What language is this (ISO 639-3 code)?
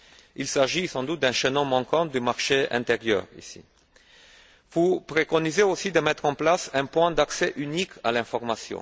fra